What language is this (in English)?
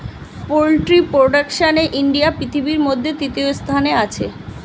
Bangla